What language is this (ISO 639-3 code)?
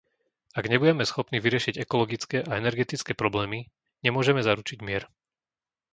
slk